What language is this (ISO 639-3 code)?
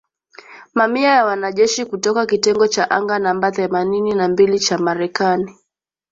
swa